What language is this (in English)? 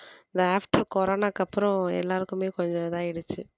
Tamil